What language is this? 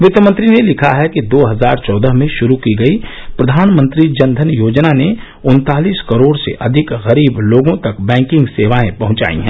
Hindi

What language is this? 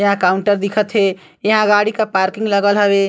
Chhattisgarhi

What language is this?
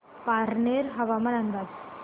Marathi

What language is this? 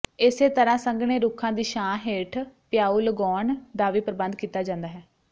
Punjabi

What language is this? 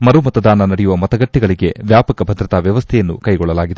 Kannada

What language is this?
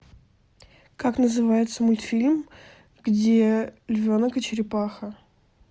Russian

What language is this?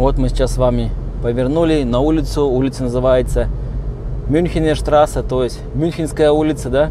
Russian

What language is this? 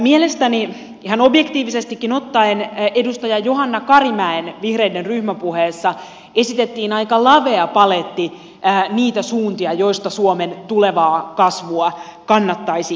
Finnish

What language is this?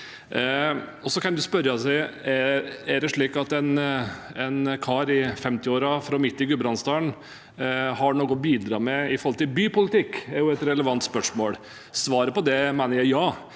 Norwegian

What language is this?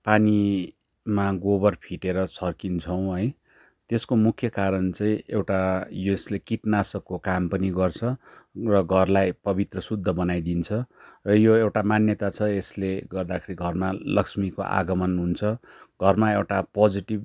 Nepali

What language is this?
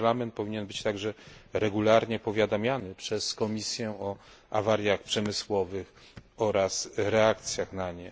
Polish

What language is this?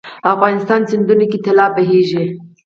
Pashto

